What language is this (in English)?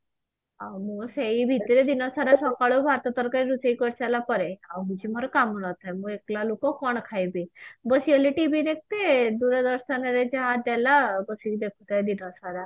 Odia